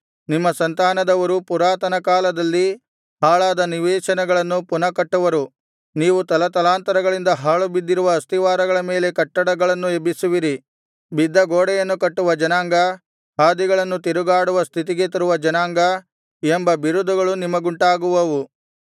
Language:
Kannada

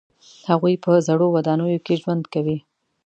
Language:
Pashto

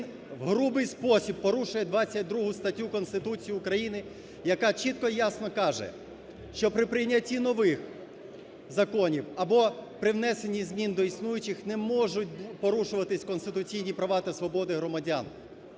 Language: Ukrainian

